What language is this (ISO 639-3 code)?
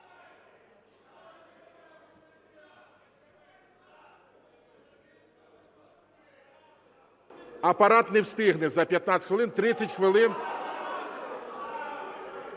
ukr